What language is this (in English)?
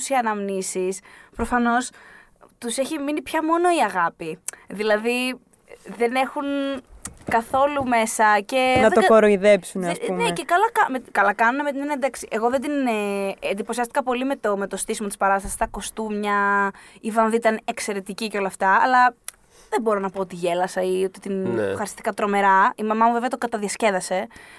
Greek